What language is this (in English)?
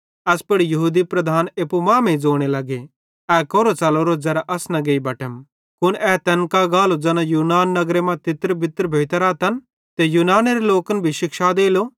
Bhadrawahi